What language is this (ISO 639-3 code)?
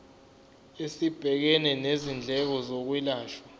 zul